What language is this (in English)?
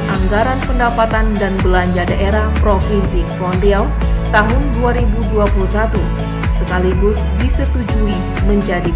Indonesian